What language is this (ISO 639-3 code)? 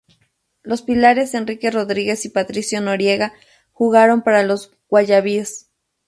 spa